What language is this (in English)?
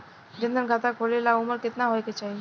Bhojpuri